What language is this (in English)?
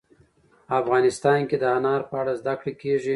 Pashto